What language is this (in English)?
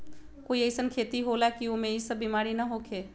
Magahi